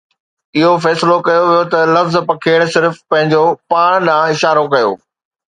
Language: Sindhi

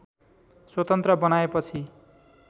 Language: Nepali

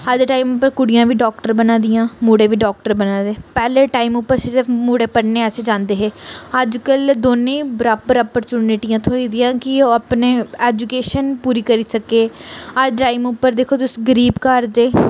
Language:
Dogri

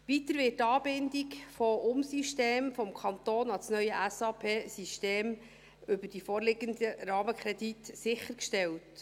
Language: Swiss German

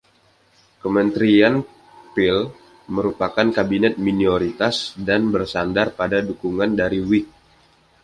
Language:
Indonesian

